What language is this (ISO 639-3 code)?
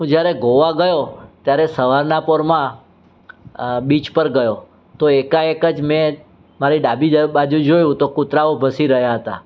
guj